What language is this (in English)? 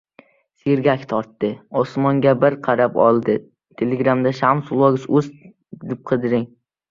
Uzbek